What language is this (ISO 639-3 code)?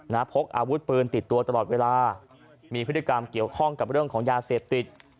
tha